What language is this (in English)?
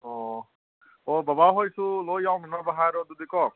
Manipuri